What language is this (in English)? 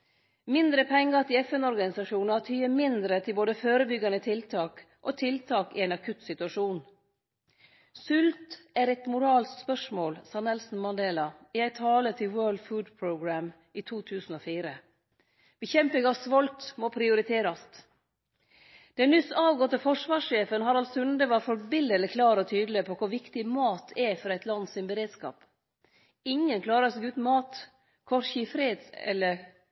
Norwegian Nynorsk